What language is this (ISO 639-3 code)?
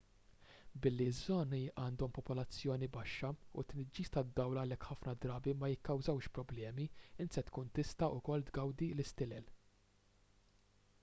mlt